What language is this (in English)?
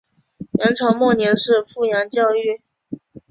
Chinese